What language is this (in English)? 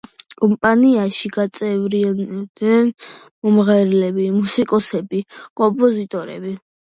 Georgian